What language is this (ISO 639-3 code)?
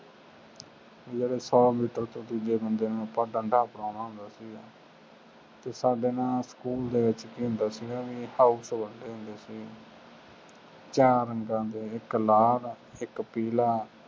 pan